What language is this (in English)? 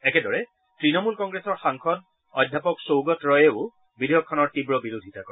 Assamese